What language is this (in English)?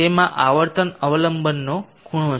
Gujarati